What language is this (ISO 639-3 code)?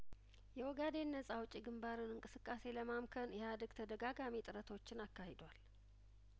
amh